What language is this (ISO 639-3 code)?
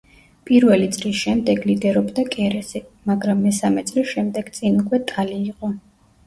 kat